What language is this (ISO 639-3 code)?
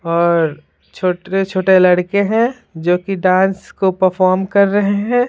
hin